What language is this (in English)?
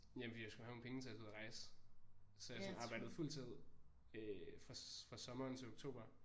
Danish